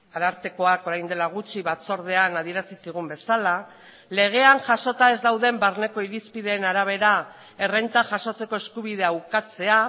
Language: Basque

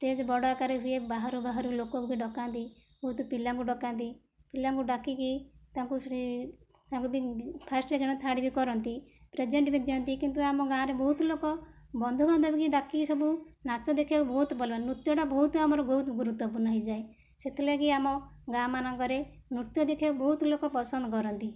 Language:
Odia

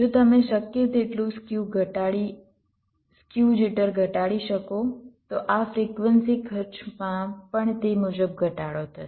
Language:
Gujarati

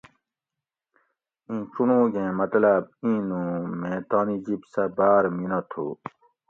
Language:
Gawri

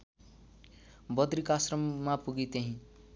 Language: Nepali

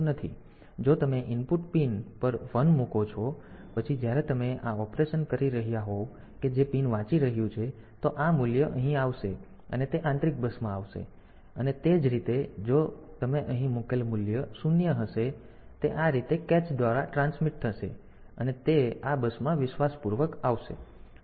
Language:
Gujarati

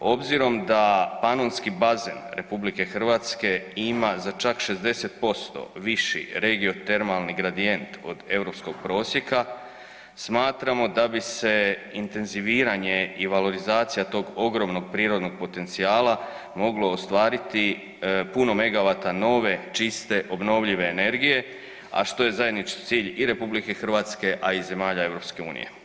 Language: Croatian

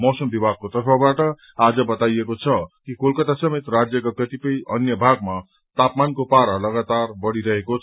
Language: Nepali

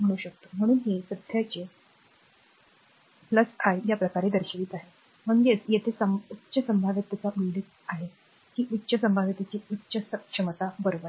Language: Marathi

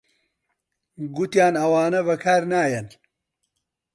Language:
Central Kurdish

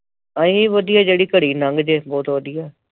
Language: Punjabi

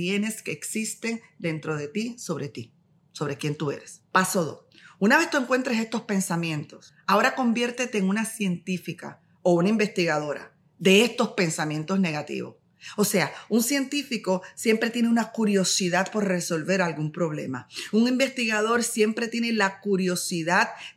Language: Spanish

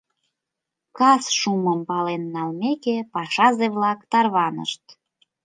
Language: Mari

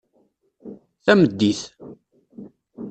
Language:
Kabyle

